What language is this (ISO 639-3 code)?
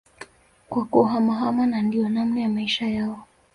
swa